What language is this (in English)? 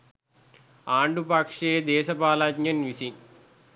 Sinhala